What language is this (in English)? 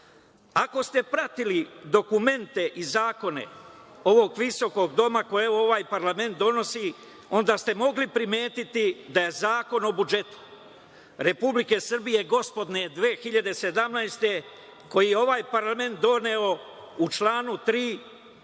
Serbian